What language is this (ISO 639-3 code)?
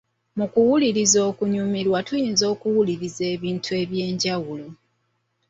lug